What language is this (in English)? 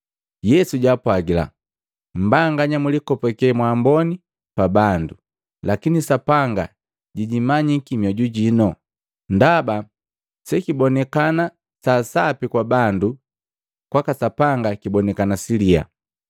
Matengo